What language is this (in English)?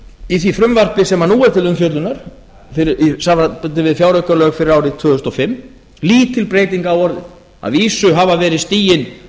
Icelandic